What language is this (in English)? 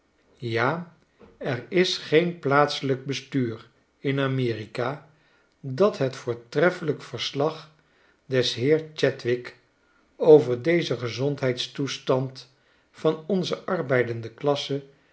Dutch